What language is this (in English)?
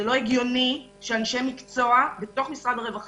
Hebrew